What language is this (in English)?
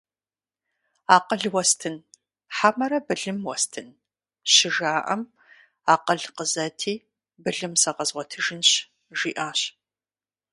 Kabardian